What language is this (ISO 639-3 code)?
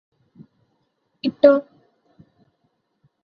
mal